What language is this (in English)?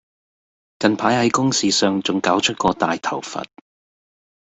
Cantonese